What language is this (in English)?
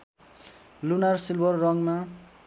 Nepali